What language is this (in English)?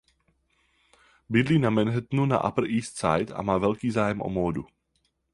Czech